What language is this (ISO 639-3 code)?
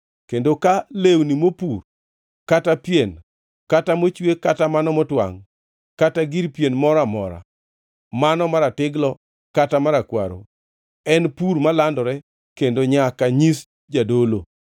luo